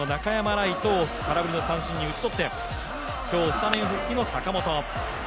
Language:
Japanese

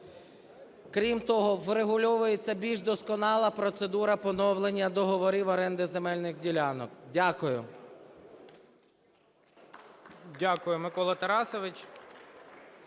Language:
Ukrainian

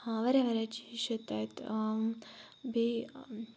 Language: Kashmiri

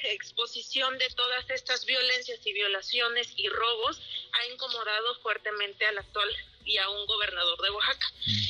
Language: Spanish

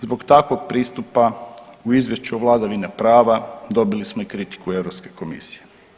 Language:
Croatian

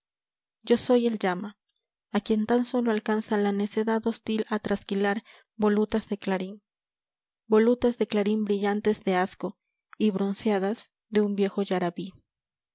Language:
Spanish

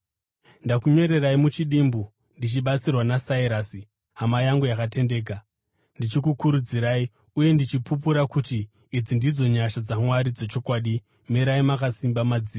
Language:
Shona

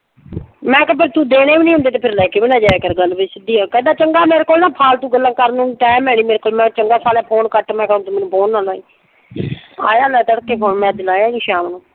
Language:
Punjabi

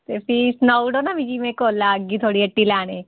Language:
Dogri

